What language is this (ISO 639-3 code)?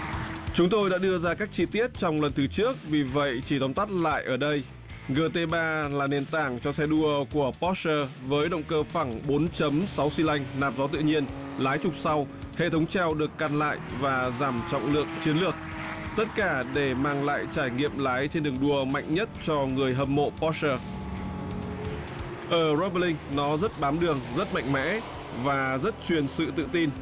vie